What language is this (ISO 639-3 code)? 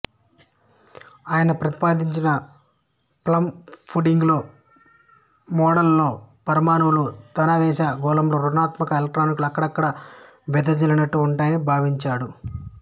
tel